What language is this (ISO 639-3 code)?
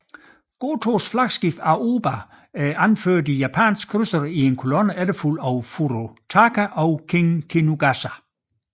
dan